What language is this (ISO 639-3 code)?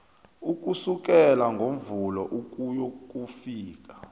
nbl